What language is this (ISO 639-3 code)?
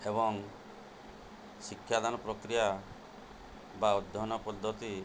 ori